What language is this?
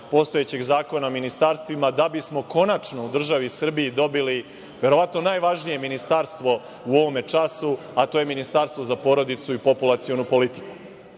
Serbian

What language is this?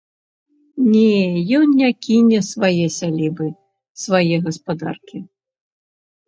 Belarusian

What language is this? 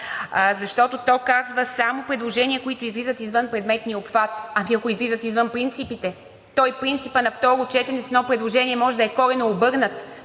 Bulgarian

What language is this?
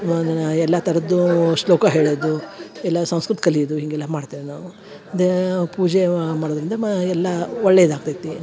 Kannada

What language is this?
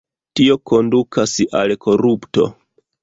Esperanto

